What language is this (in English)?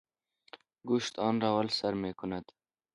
Persian